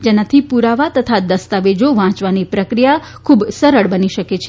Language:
Gujarati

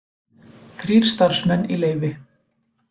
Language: Icelandic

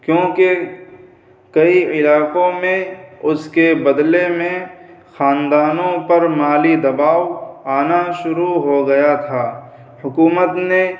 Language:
Urdu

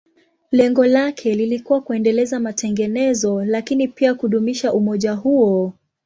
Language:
Swahili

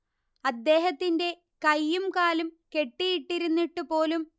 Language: Malayalam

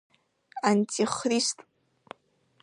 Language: Abkhazian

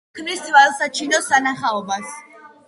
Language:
Georgian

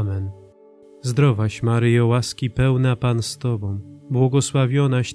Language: Polish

